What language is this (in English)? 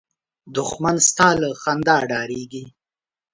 Pashto